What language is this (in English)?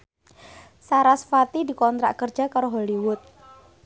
Javanese